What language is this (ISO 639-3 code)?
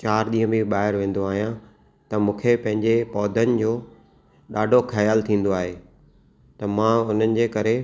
snd